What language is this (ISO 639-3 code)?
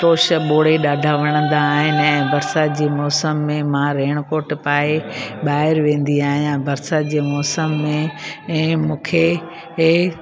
snd